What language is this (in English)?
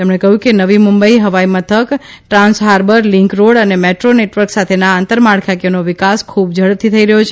Gujarati